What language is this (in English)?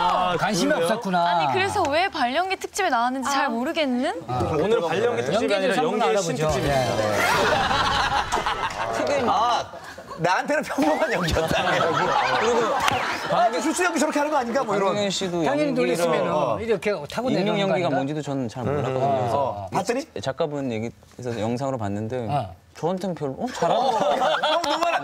Korean